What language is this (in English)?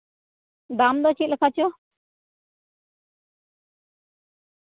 Santali